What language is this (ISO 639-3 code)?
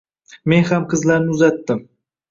uzb